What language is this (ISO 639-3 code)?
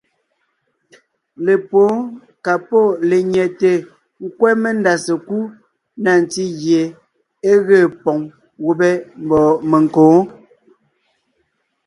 nnh